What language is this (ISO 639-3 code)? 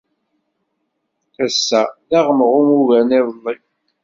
kab